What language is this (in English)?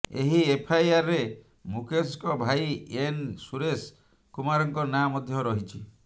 Odia